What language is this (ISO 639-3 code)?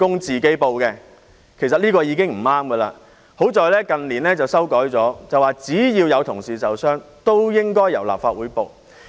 yue